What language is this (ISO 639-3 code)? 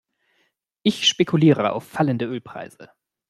deu